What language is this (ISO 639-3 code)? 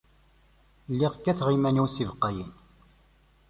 kab